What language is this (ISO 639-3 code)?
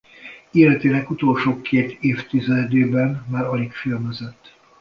hun